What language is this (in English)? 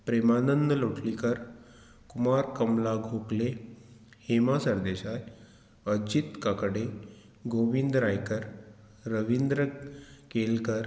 Konkani